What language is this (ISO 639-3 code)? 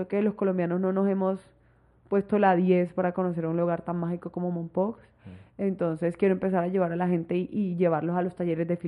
spa